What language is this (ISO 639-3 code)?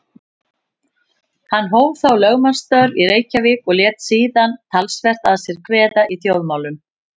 isl